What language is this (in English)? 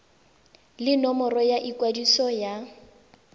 Tswana